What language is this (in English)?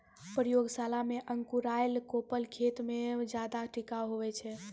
Maithili